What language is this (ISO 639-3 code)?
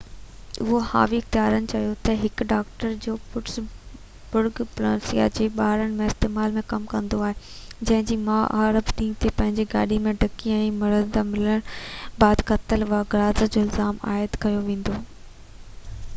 snd